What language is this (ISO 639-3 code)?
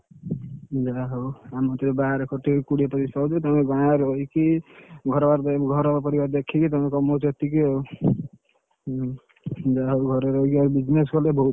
ori